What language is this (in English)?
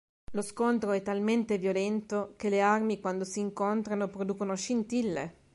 Italian